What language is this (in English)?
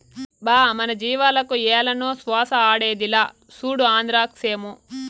Telugu